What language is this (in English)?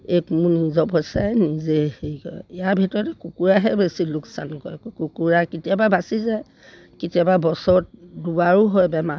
Assamese